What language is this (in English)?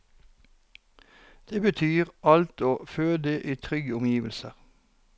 Norwegian